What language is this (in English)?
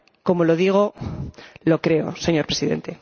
Spanish